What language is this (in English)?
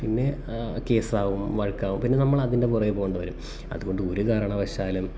Malayalam